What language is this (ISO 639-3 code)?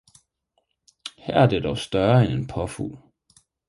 dan